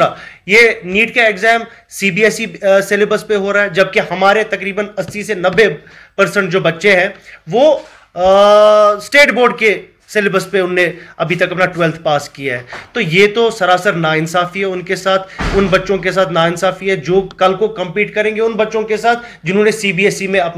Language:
Hindi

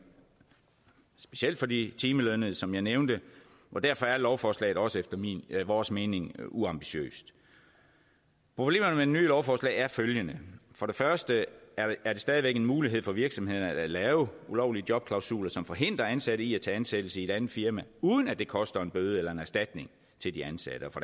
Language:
Danish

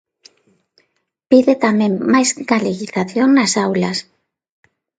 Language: Galician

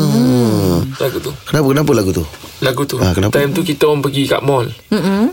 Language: Malay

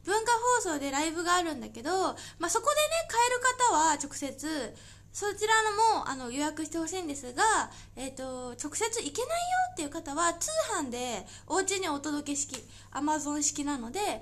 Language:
Japanese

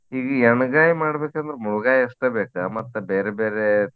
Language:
Kannada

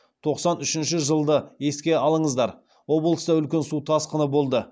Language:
Kazakh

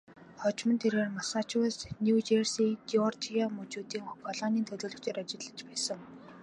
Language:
Mongolian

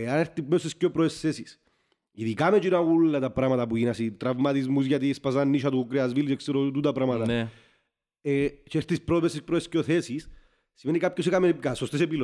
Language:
Greek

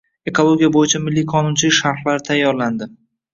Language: Uzbek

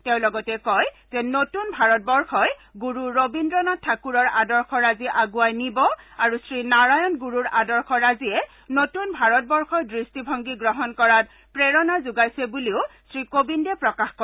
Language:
Assamese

